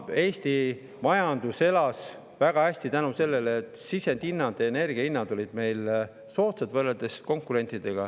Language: Estonian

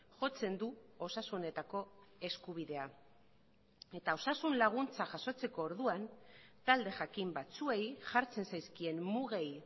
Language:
Basque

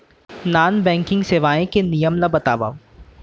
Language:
Chhattisgarhi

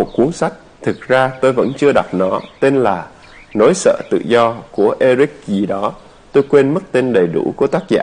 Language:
Vietnamese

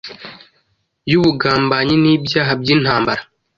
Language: Kinyarwanda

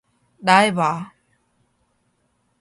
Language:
Korean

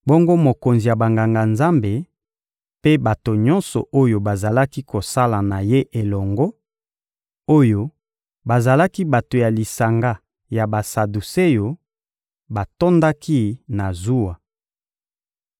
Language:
Lingala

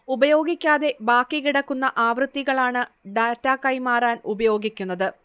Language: Malayalam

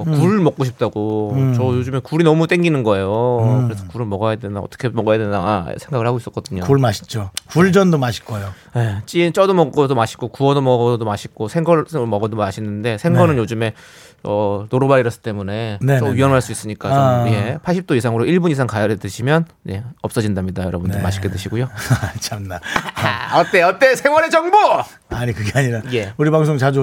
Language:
Korean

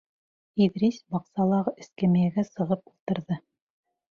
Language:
Bashkir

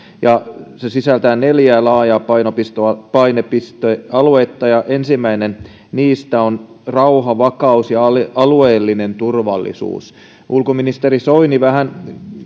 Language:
Finnish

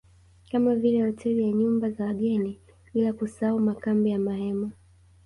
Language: Swahili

